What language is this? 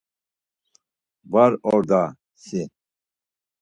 Laz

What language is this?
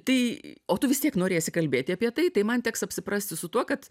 Lithuanian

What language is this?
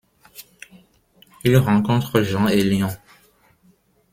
French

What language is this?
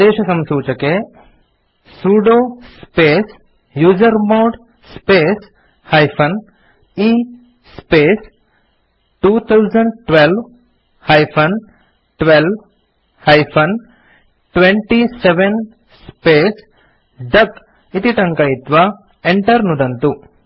Sanskrit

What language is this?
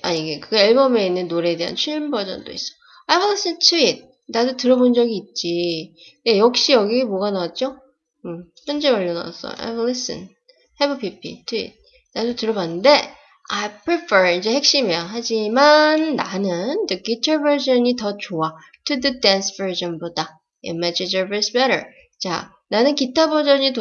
Korean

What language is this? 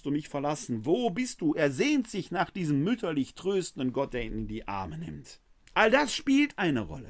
German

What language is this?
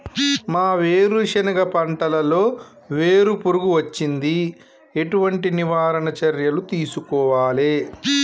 Telugu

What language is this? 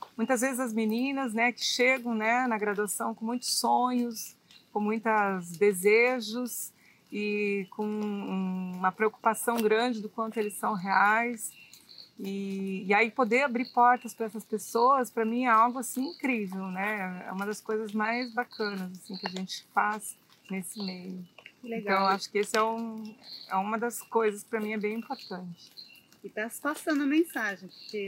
Portuguese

